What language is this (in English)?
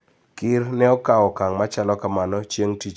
Luo (Kenya and Tanzania)